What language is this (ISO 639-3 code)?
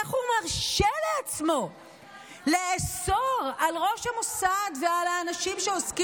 heb